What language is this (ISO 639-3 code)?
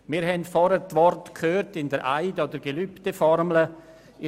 gsw